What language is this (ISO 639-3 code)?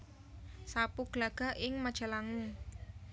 jav